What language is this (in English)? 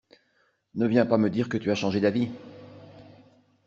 French